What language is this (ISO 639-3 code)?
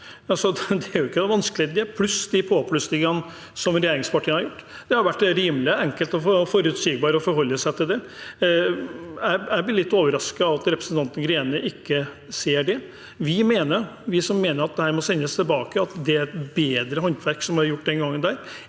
nor